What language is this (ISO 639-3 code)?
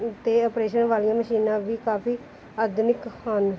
pan